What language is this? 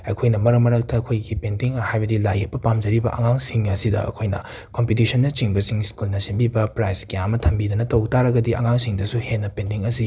Manipuri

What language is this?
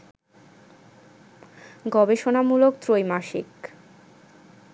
Bangla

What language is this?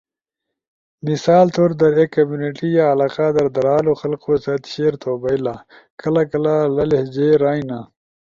Ushojo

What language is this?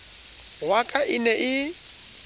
Southern Sotho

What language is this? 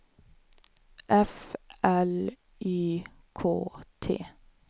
Swedish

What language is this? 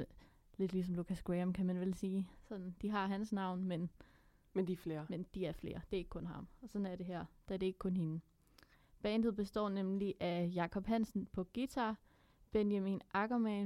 Danish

